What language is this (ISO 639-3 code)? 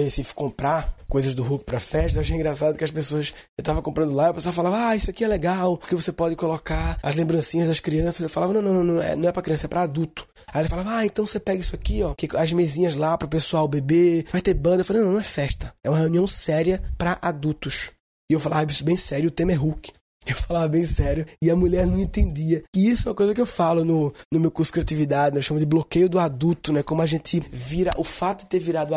por